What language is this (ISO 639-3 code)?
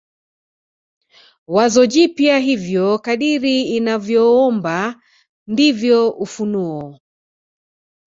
swa